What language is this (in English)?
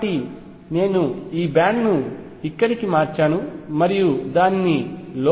Telugu